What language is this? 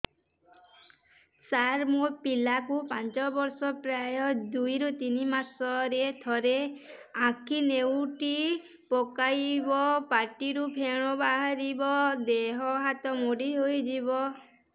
Odia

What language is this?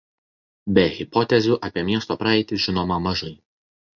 Lithuanian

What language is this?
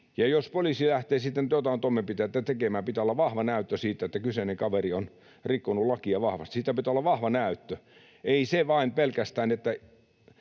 Finnish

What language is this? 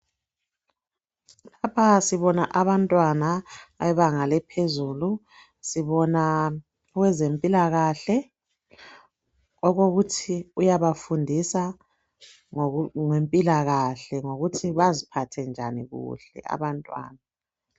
North Ndebele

